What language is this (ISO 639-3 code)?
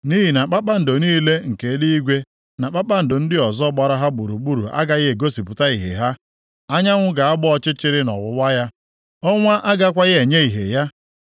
ibo